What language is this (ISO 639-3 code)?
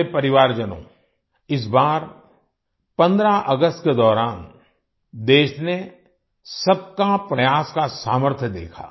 hin